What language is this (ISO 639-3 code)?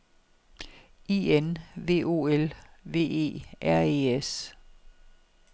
dan